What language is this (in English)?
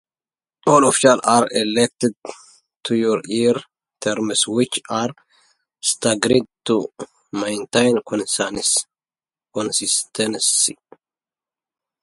English